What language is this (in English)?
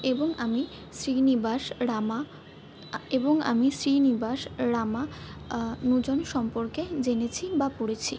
Bangla